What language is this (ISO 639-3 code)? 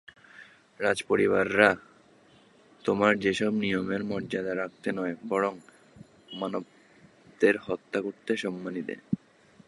ben